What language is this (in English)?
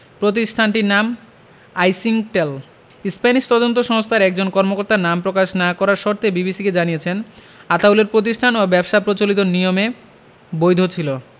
Bangla